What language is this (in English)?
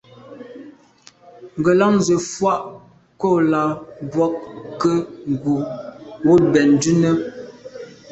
Medumba